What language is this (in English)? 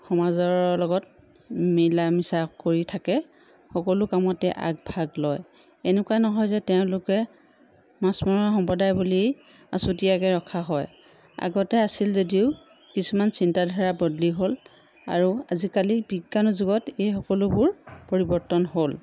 Assamese